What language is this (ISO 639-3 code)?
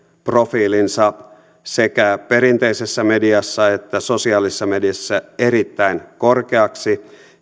fin